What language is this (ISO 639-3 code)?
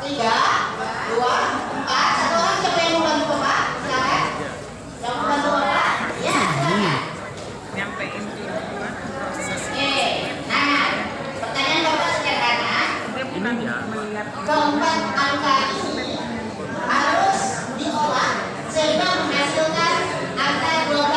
ind